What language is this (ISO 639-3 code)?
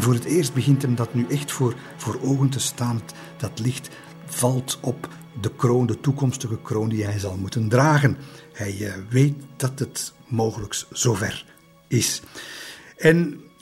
nld